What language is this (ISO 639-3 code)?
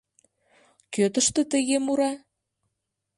chm